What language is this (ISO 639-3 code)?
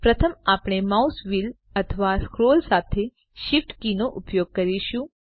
guj